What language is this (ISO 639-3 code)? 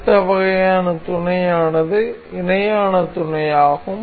tam